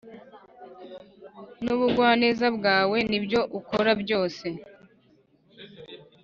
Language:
Kinyarwanda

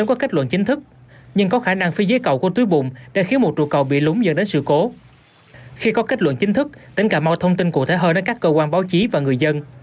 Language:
Vietnamese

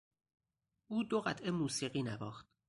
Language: Persian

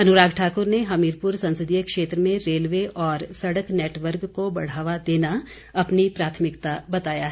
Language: Hindi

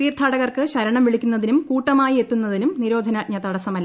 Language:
Malayalam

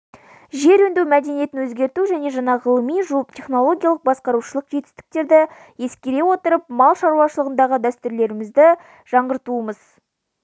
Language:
Kazakh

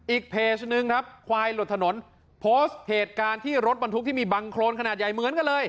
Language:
Thai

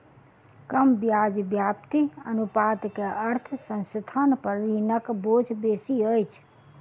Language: Maithili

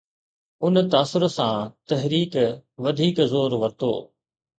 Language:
Sindhi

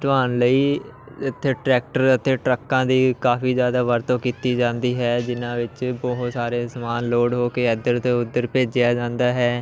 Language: Punjabi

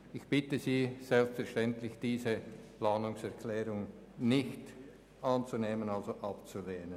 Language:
Swiss German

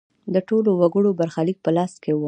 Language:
Pashto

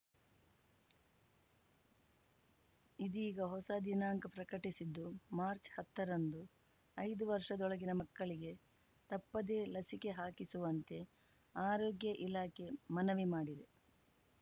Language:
Kannada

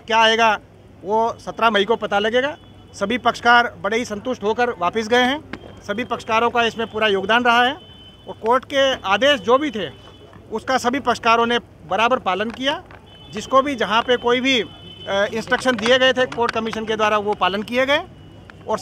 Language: Hindi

